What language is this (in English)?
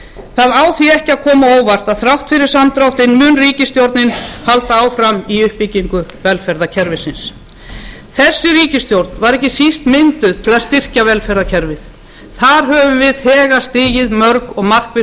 Icelandic